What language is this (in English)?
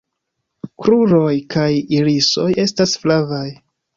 Esperanto